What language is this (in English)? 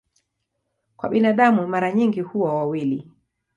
Swahili